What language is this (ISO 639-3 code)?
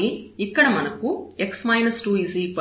tel